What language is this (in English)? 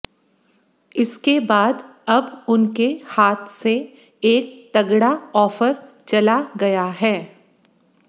Hindi